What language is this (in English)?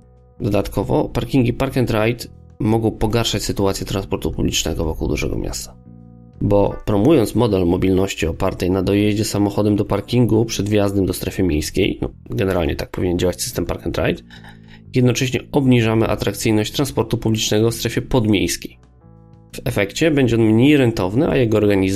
Polish